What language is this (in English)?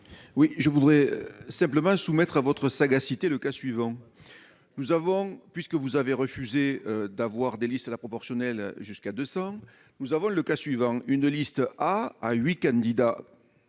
French